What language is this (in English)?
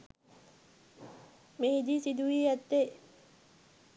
Sinhala